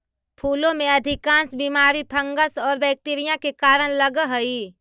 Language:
Magahi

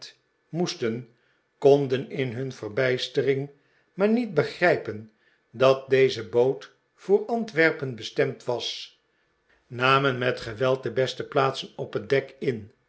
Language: Dutch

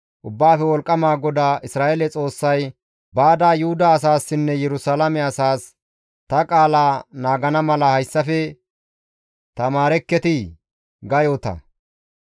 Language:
Gamo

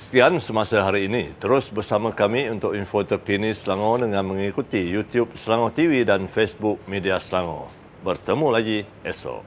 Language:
Malay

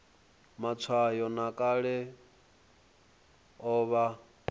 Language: Venda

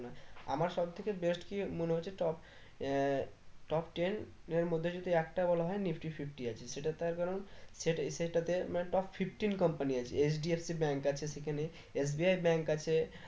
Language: Bangla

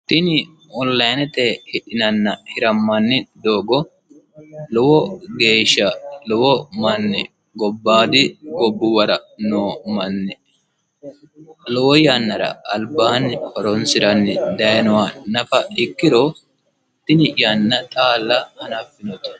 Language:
Sidamo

